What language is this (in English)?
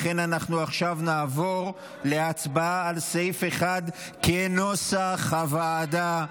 Hebrew